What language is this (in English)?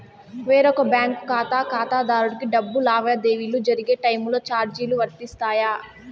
Telugu